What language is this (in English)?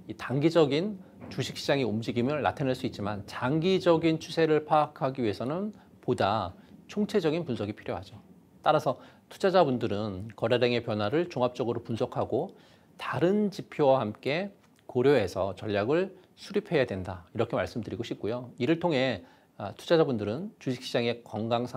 Korean